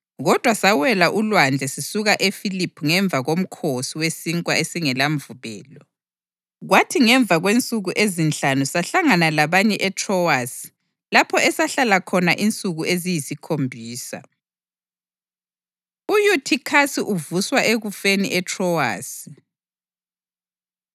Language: North Ndebele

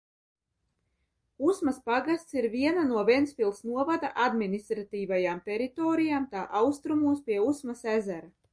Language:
Latvian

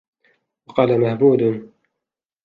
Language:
Arabic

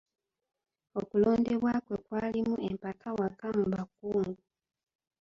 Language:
Ganda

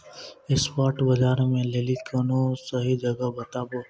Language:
Maithili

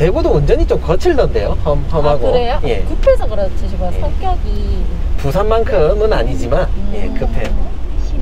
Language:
Korean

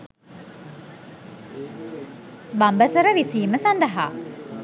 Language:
Sinhala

